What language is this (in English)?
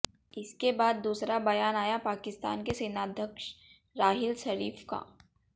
Hindi